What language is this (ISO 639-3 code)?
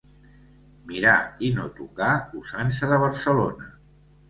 cat